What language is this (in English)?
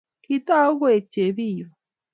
Kalenjin